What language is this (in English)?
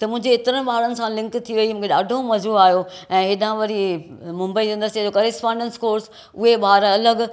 Sindhi